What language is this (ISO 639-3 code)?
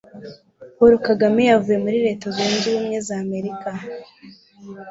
kin